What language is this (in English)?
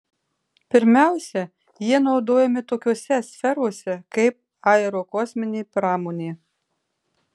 Lithuanian